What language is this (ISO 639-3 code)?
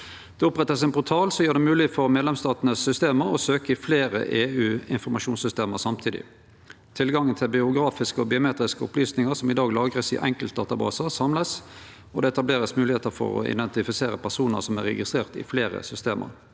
nor